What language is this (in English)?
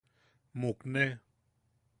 Yaqui